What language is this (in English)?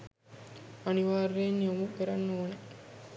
Sinhala